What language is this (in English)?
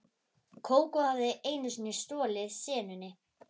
Icelandic